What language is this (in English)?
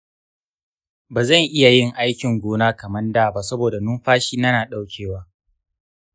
Hausa